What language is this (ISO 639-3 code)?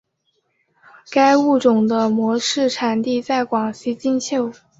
zho